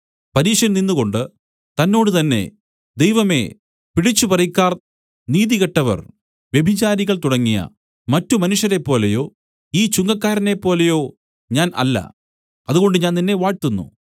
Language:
Malayalam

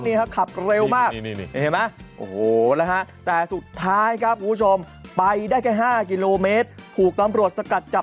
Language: Thai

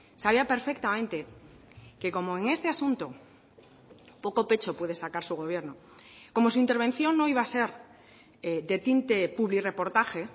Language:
Spanish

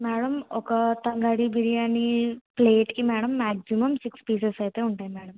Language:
Telugu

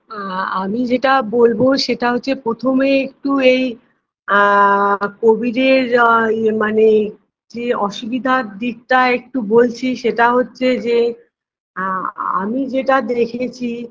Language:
Bangla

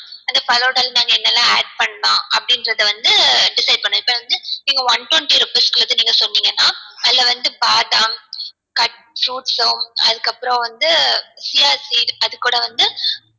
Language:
Tamil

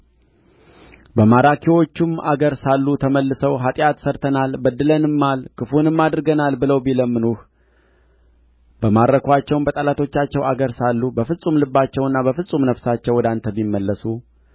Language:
Amharic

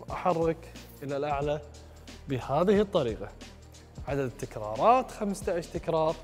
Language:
Arabic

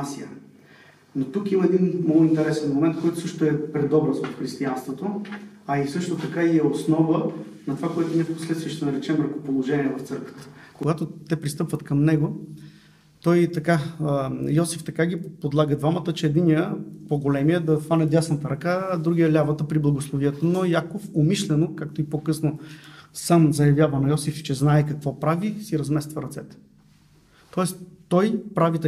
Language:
Bulgarian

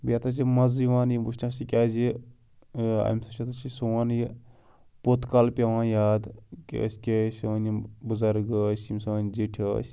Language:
Kashmiri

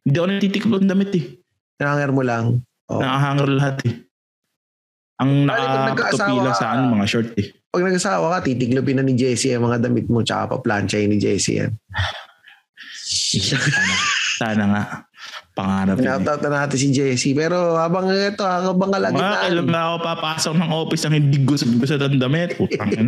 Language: Filipino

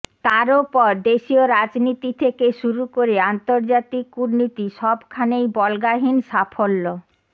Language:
Bangla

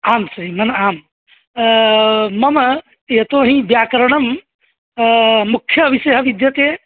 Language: Sanskrit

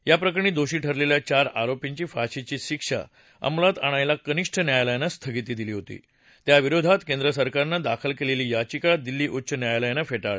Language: Marathi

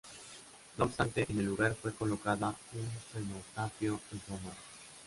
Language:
Spanish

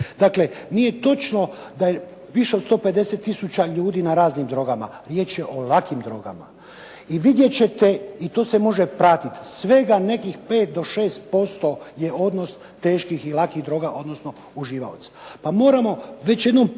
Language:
Croatian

